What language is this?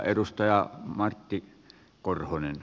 Finnish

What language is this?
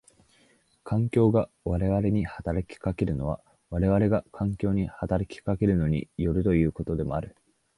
Japanese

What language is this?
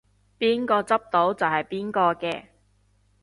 Cantonese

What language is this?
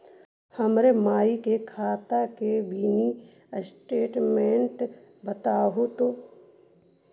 Magahi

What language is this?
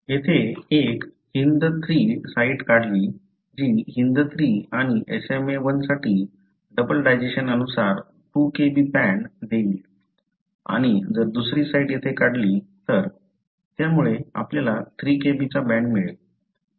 Marathi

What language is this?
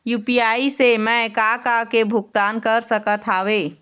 Chhattisgarhi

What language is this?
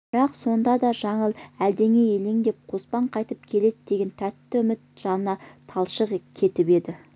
Kazakh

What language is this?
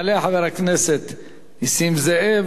Hebrew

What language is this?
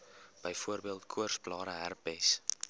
Afrikaans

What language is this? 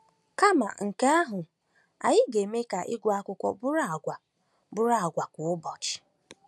Igbo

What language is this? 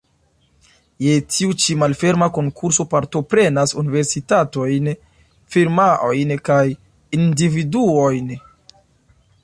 Esperanto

